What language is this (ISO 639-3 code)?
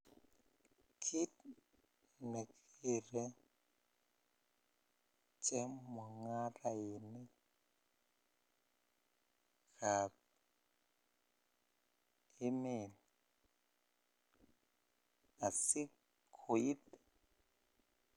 kln